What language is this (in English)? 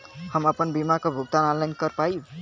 Bhojpuri